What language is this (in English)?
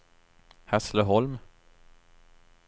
Swedish